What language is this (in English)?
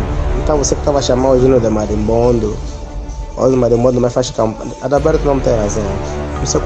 Portuguese